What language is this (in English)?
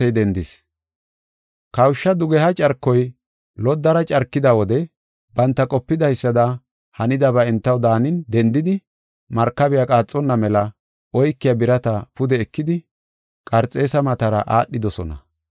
Gofa